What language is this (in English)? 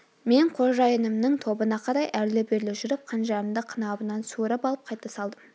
Kazakh